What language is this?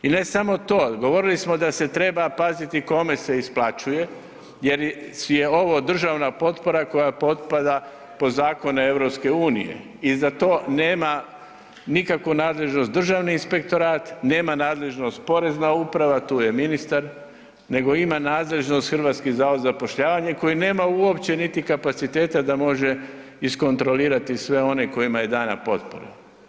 Croatian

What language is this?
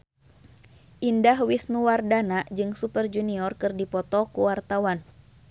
Sundanese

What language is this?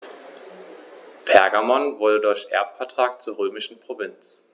German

